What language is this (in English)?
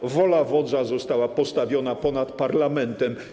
Polish